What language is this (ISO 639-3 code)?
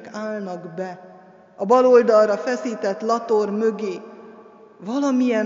hun